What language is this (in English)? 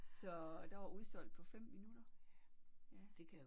Danish